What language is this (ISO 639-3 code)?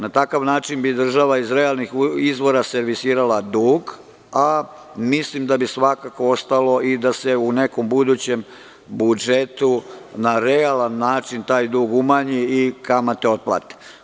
srp